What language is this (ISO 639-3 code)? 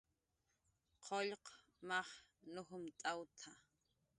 jqr